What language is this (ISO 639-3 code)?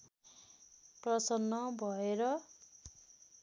nep